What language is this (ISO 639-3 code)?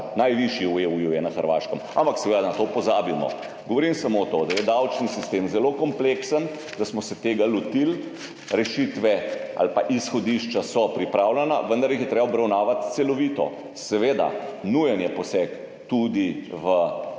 slv